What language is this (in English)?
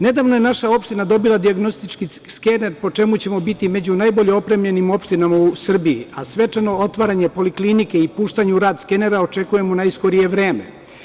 Serbian